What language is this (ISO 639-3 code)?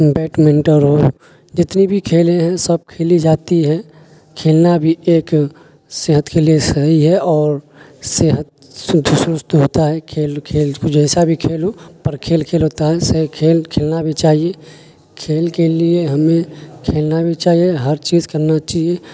urd